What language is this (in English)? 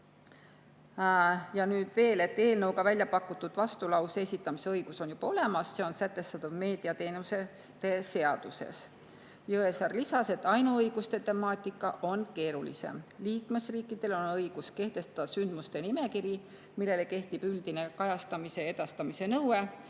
Estonian